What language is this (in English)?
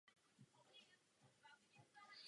Czech